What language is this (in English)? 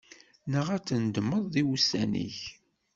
Kabyle